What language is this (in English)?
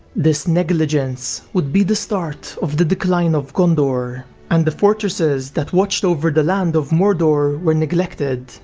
English